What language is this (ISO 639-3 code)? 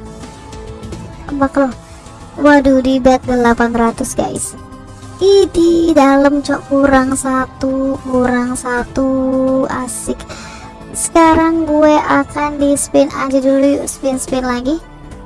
ind